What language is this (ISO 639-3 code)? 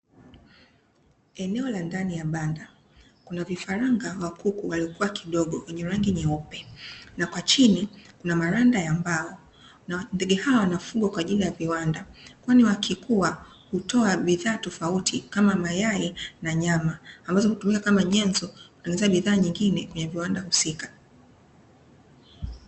swa